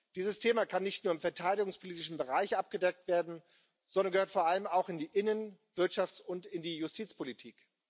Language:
German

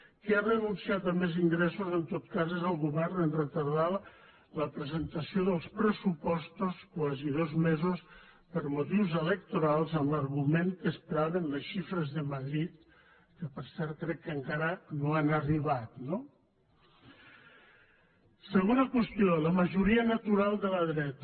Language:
Catalan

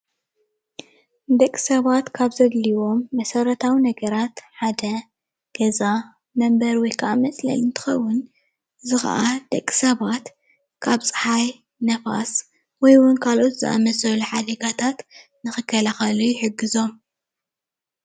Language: Tigrinya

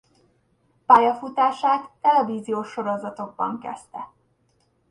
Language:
Hungarian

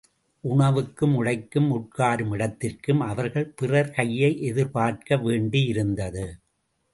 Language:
Tamil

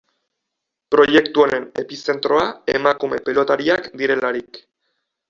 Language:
Basque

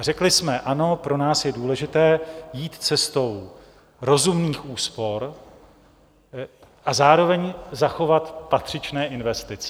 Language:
Czech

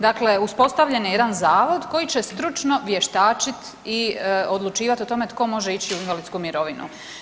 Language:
Croatian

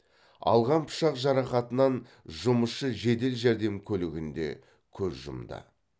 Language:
Kazakh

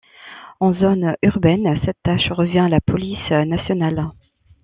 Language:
French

